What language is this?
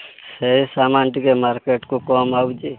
Odia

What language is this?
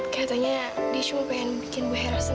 Indonesian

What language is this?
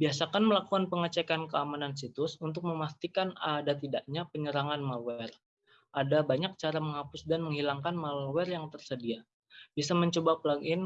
Indonesian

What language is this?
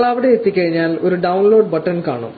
Malayalam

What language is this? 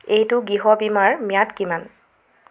Assamese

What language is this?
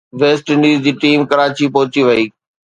Sindhi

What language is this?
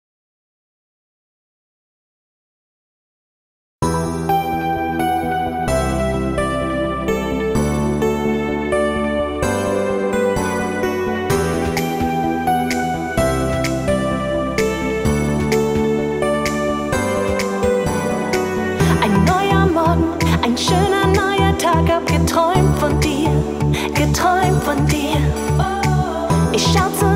Vietnamese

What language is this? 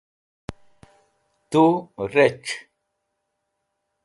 Wakhi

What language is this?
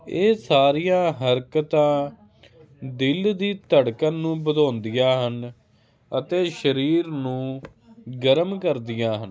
Punjabi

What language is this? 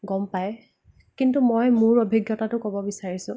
Assamese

